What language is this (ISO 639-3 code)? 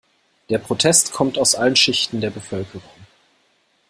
deu